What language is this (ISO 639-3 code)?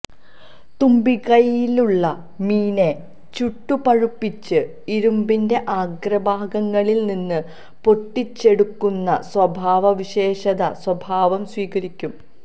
mal